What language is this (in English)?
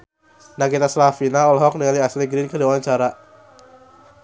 Sundanese